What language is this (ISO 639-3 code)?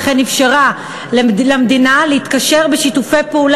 heb